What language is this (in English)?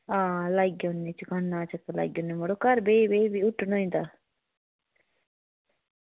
Dogri